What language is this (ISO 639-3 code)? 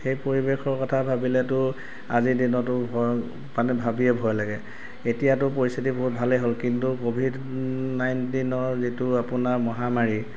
asm